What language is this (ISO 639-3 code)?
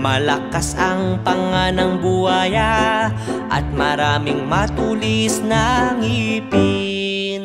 fil